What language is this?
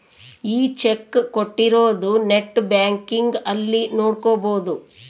Kannada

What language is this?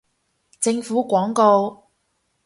Cantonese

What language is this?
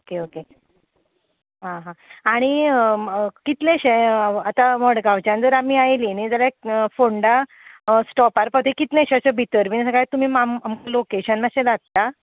Konkani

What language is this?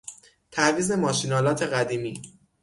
Persian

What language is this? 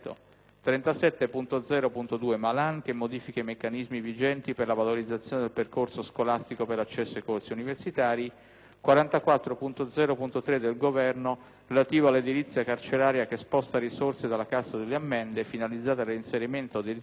Italian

